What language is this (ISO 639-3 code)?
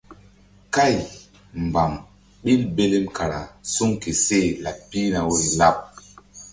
mdd